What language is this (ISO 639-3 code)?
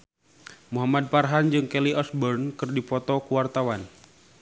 sun